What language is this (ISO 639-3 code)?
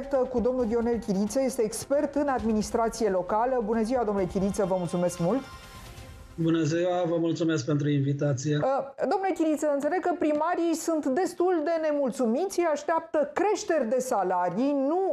ron